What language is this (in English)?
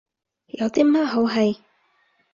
Cantonese